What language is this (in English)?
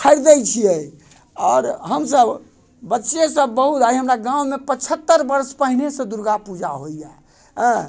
Maithili